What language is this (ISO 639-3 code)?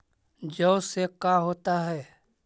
mag